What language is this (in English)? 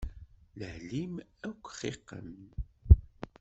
Kabyle